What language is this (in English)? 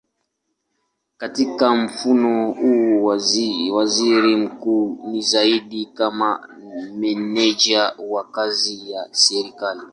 Swahili